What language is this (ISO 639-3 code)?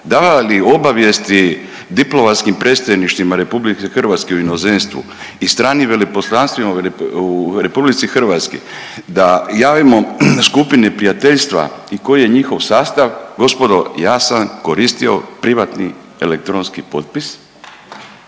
hrv